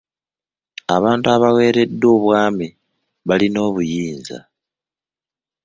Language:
Ganda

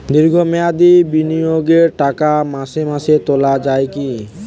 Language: Bangla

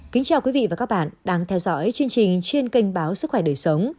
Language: Vietnamese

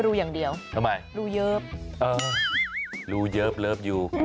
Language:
Thai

